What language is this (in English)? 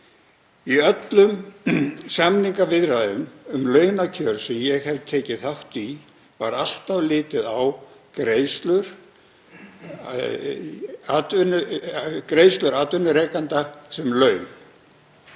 Icelandic